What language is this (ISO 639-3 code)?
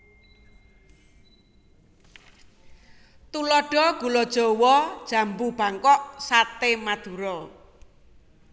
jav